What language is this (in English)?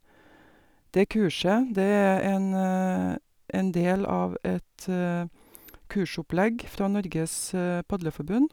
Norwegian